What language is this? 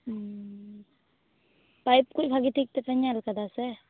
Santali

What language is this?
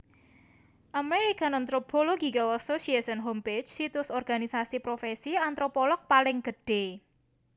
Javanese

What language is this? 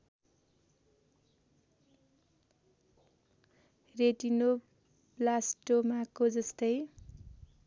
Nepali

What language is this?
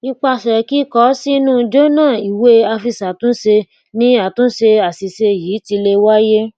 Yoruba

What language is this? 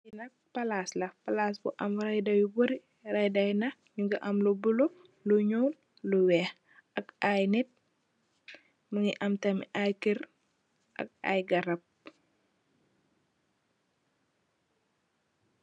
Wolof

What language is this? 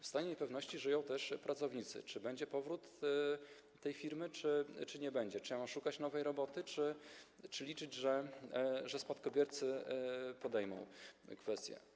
Polish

